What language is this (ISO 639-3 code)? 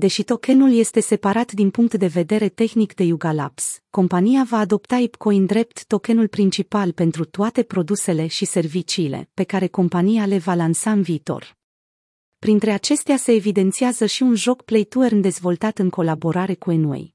ron